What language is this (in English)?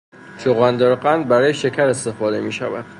Persian